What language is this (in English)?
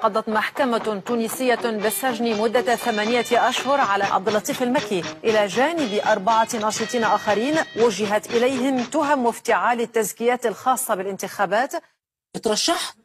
Arabic